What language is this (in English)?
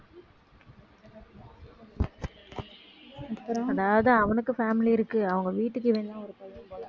Tamil